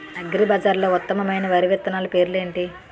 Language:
Telugu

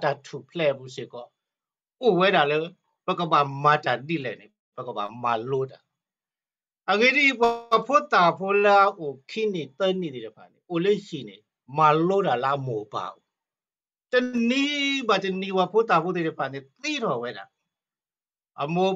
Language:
Thai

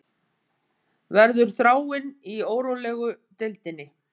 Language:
Icelandic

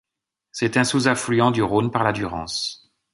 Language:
French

